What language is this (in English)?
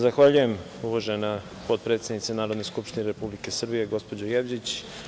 Serbian